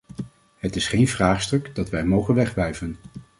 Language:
Dutch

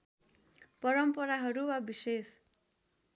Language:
Nepali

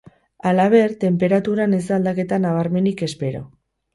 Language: Basque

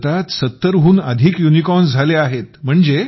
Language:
Marathi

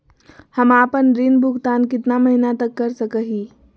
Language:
Magahi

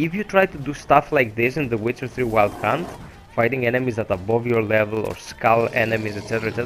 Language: English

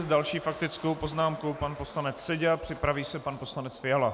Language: Czech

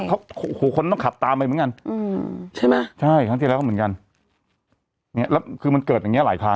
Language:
Thai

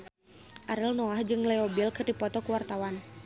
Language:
Sundanese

